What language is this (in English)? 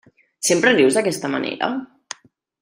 Catalan